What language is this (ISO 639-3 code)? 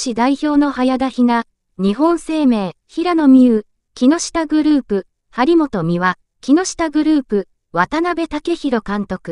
jpn